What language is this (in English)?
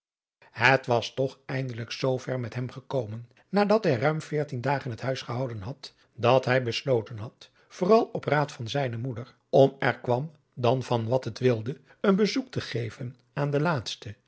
Dutch